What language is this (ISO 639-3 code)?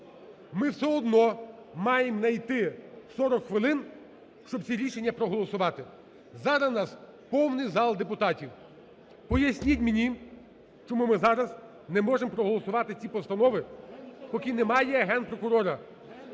ukr